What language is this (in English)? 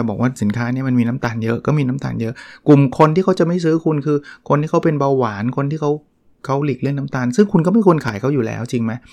Thai